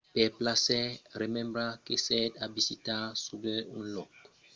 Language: Occitan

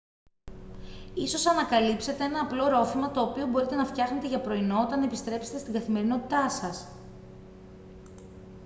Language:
Greek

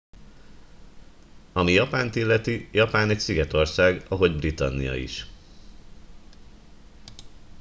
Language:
Hungarian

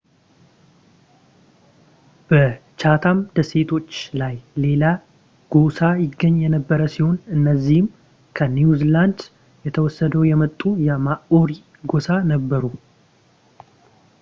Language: Amharic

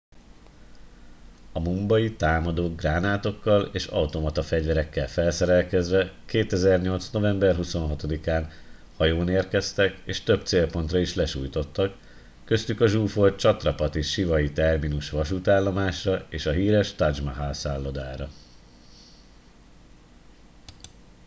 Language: Hungarian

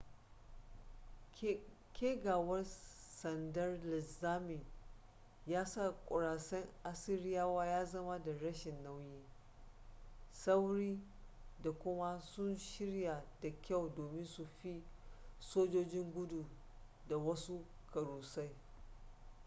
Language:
Hausa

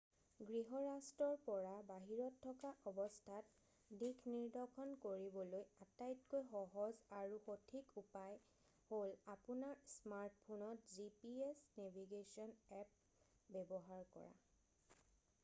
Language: Assamese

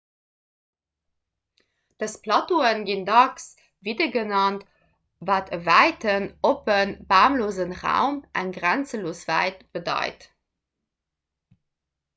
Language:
Luxembourgish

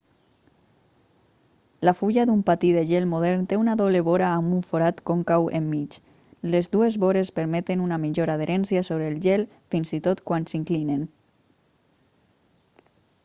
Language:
Catalan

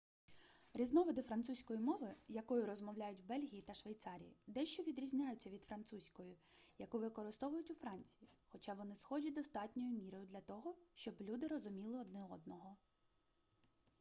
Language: Ukrainian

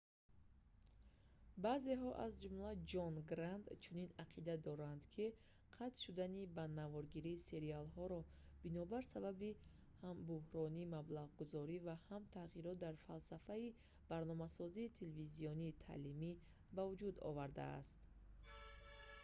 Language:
Tajik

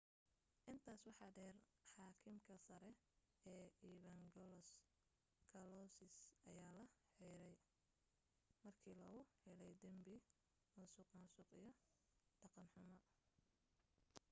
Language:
Somali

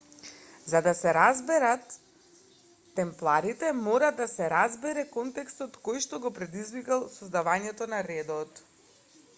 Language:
Macedonian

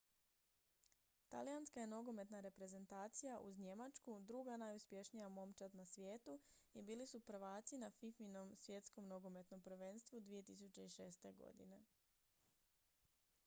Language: Croatian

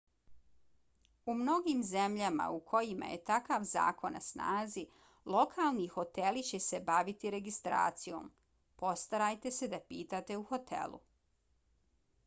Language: Bosnian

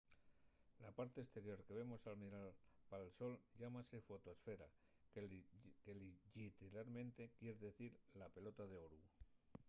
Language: Asturian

